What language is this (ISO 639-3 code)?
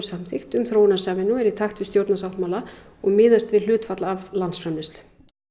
isl